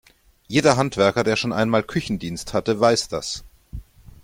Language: German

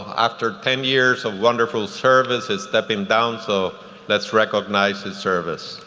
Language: English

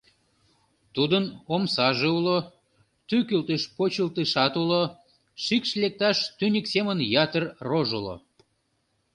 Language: Mari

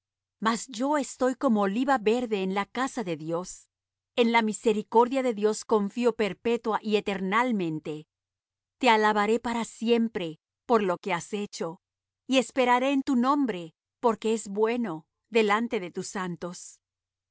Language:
Spanish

